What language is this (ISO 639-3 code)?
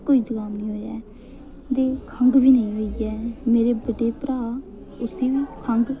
doi